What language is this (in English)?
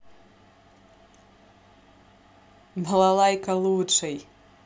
Russian